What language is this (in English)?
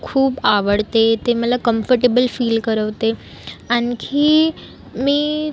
Marathi